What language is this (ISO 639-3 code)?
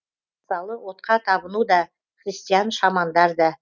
kaz